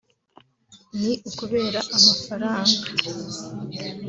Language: Kinyarwanda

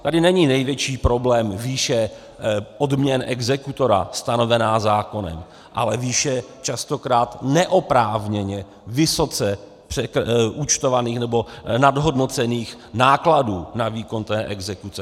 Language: Czech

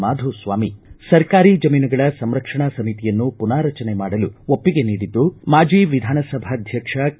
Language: Kannada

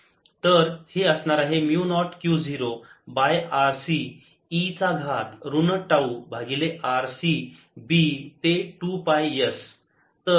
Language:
Marathi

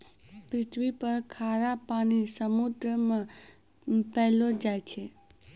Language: Maithili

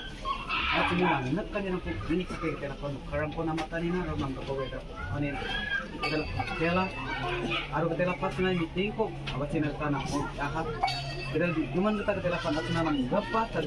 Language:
Arabic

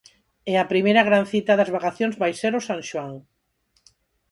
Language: Galician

